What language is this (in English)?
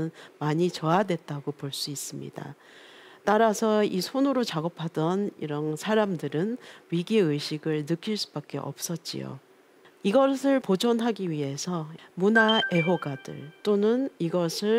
Korean